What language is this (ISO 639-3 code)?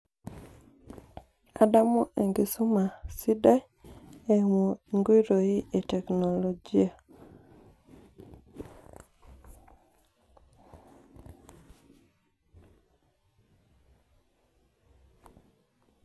mas